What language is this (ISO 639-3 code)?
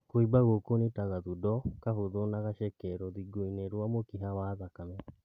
kik